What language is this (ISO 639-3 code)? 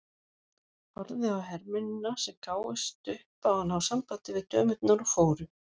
isl